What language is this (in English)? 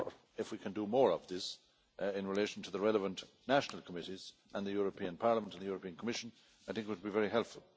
English